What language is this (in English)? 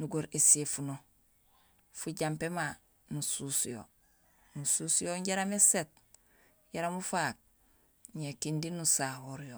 Gusilay